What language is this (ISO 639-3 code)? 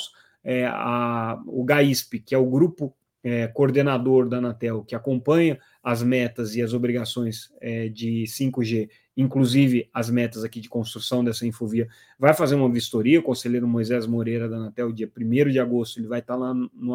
por